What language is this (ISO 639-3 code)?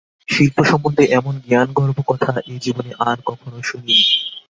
ben